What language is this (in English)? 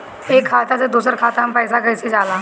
Bhojpuri